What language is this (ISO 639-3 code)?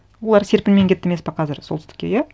kaz